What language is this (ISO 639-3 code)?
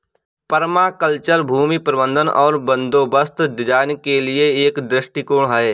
hin